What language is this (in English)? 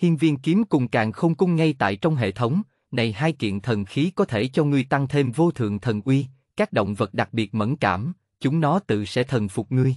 Vietnamese